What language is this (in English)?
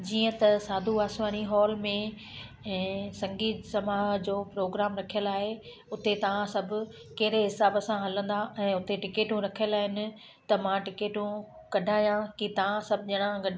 Sindhi